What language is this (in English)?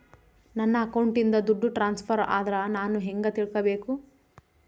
Kannada